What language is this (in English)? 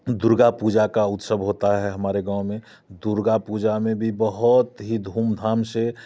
Hindi